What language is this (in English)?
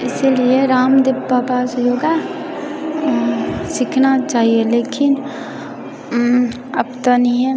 Maithili